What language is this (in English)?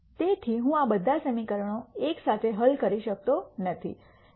Gujarati